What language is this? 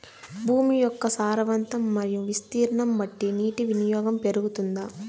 Telugu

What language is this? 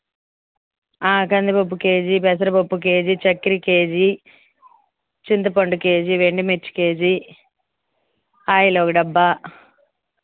Telugu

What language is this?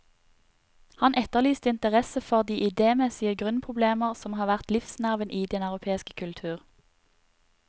Norwegian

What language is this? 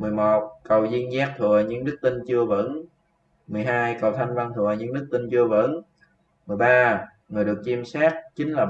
Vietnamese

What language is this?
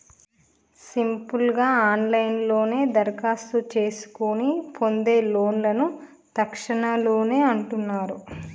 Telugu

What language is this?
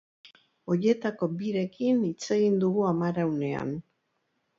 Basque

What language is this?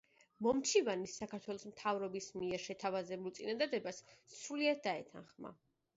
Georgian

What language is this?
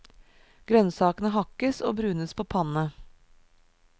Norwegian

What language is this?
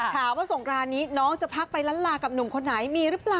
Thai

